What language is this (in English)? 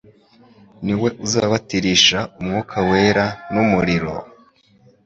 Kinyarwanda